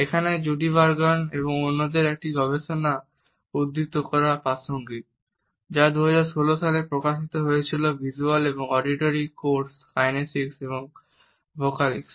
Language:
Bangla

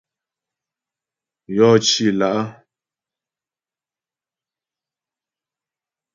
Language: Ghomala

